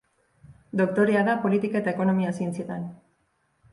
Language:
Basque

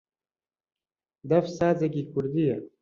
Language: Central Kurdish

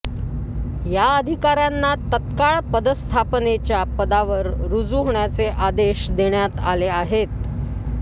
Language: Marathi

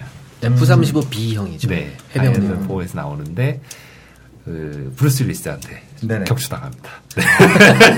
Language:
Korean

